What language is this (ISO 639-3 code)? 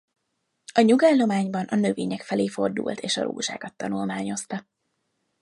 hun